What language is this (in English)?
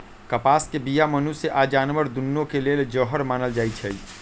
Magahi